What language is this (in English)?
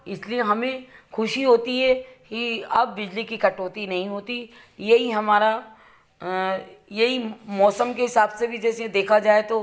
Hindi